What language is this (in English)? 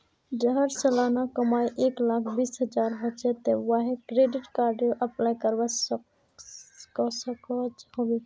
Magahi